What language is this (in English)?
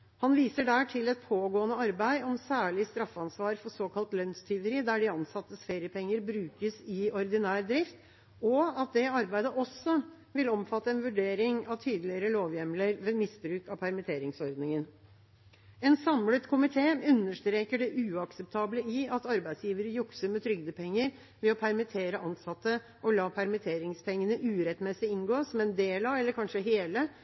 Norwegian Bokmål